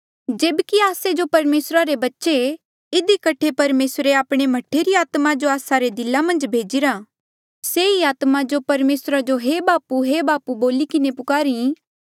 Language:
Mandeali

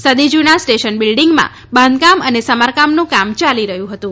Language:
Gujarati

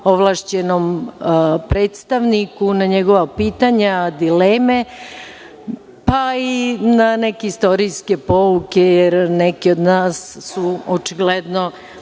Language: Serbian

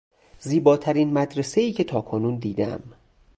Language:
Persian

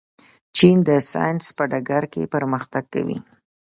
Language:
Pashto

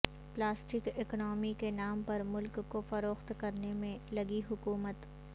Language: Urdu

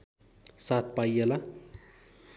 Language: Nepali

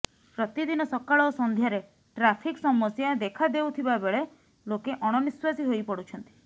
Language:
Odia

